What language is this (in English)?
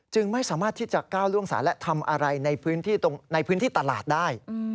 Thai